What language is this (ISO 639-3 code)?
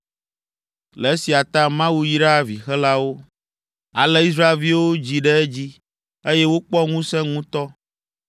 ewe